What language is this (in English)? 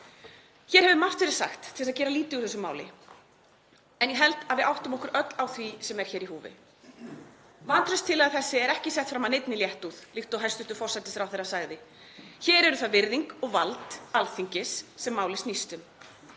Icelandic